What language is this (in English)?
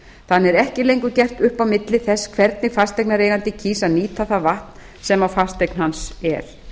Icelandic